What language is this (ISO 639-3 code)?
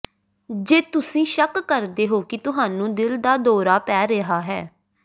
pan